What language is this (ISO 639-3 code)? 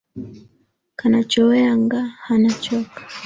swa